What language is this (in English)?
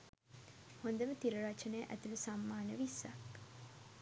Sinhala